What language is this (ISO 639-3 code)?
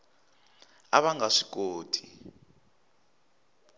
tso